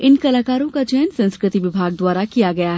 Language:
Hindi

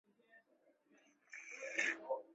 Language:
Chinese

